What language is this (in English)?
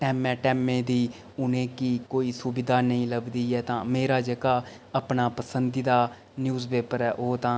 Dogri